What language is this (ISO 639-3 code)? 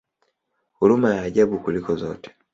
swa